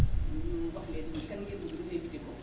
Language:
Wolof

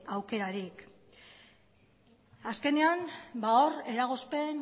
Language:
Basque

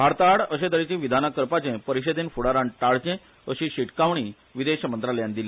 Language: Konkani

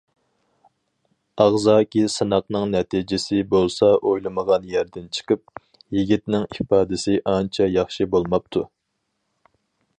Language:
Uyghur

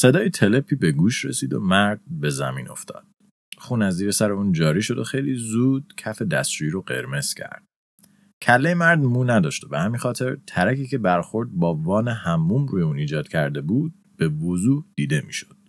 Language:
Persian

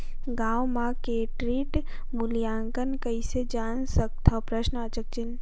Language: Chhattisgarhi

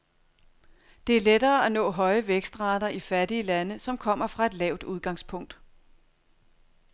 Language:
Danish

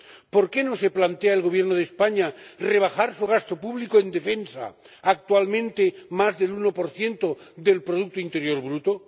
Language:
Spanish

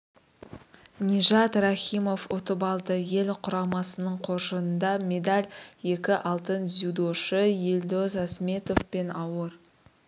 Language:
Kazakh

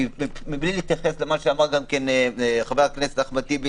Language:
Hebrew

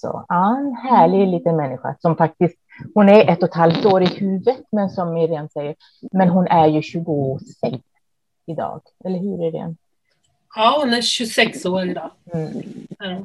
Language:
Swedish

